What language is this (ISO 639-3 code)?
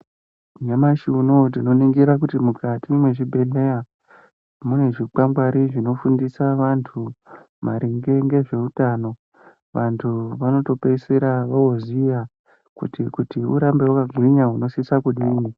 ndc